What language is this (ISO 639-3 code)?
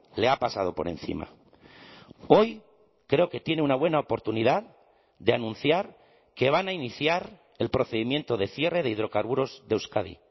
spa